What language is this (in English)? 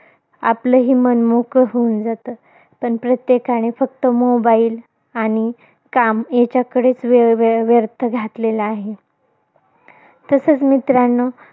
Marathi